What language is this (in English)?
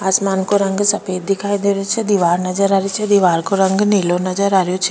Rajasthani